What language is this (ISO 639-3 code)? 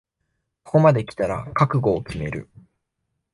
jpn